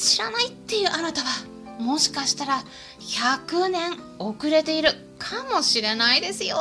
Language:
Japanese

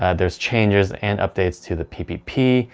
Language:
English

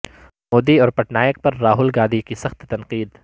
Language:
Urdu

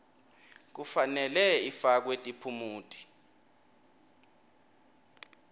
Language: Swati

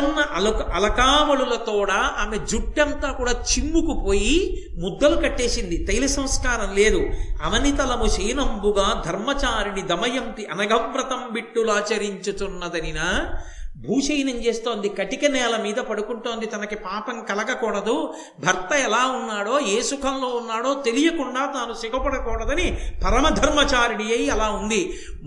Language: Telugu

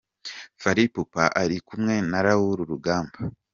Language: Kinyarwanda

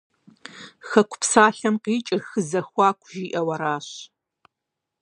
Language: Kabardian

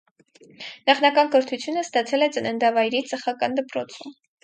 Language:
Armenian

